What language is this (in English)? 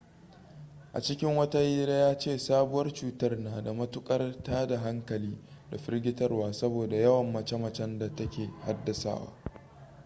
Hausa